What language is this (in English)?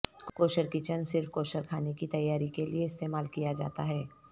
Urdu